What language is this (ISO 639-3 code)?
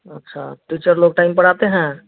hin